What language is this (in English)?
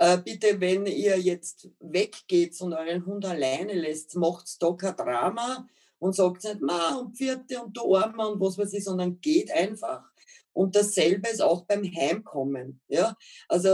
German